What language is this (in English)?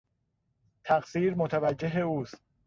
Persian